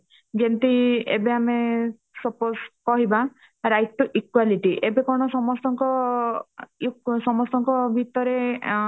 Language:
Odia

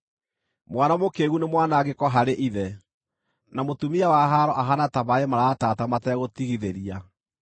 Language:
Kikuyu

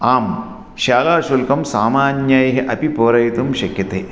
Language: Sanskrit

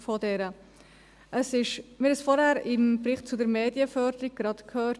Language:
Swiss German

